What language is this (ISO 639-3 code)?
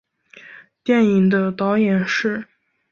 zho